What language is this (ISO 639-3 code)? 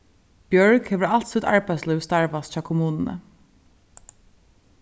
fao